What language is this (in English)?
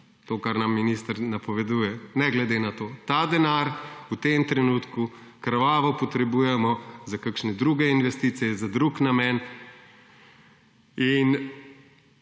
Slovenian